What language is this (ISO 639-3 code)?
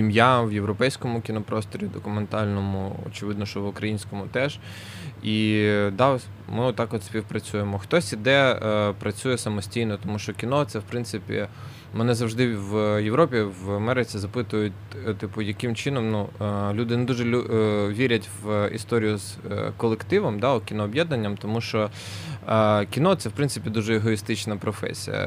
ukr